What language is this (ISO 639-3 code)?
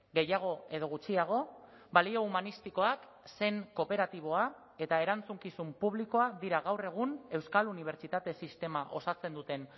eus